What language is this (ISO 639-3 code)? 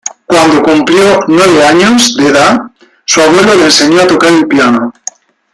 spa